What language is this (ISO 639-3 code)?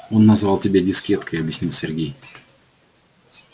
rus